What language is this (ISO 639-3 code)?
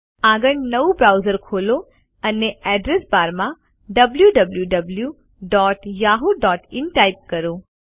guj